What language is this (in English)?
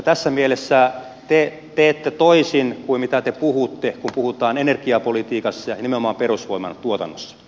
Finnish